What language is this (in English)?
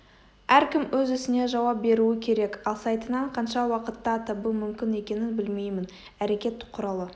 Kazakh